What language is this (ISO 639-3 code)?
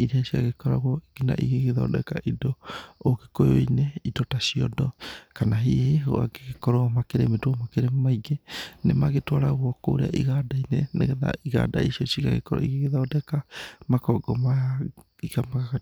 kik